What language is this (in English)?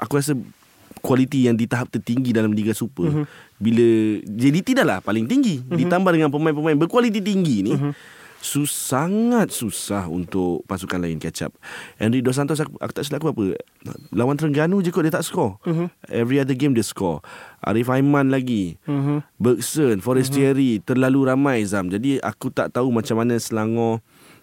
Malay